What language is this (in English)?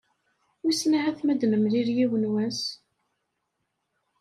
Kabyle